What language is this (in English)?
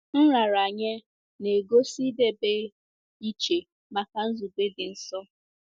Igbo